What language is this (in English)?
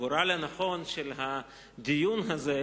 Hebrew